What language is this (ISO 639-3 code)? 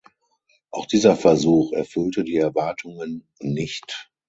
deu